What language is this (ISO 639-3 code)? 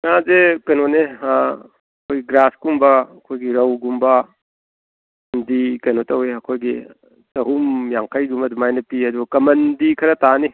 mni